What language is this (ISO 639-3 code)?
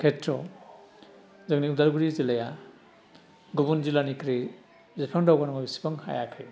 brx